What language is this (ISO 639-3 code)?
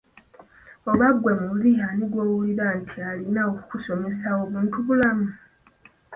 lug